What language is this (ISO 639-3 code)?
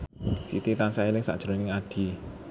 jav